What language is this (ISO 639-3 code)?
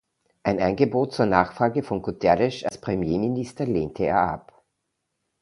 deu